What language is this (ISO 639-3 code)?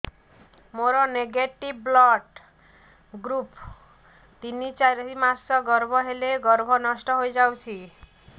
ori